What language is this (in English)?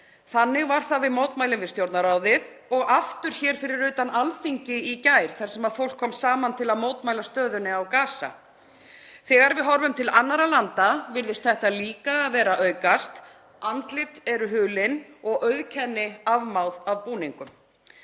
Icelandic